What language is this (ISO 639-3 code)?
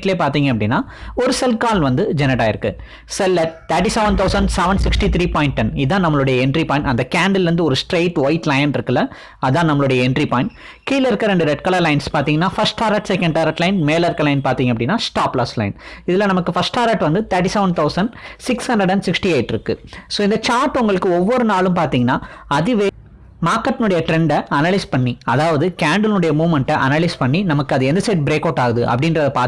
tam